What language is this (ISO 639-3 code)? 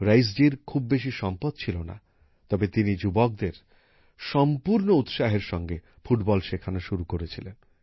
ben